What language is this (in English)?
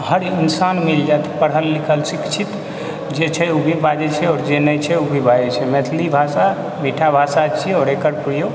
Maithili